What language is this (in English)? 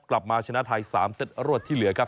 Thai